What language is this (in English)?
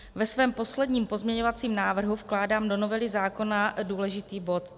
Czech